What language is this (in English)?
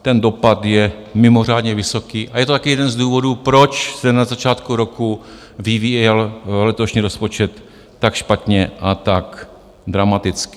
Czech